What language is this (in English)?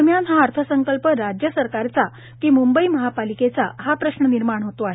Marathi